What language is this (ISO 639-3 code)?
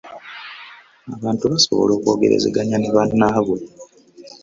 lug